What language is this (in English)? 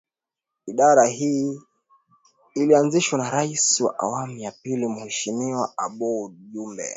Swahili